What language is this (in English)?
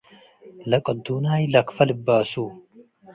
Tigre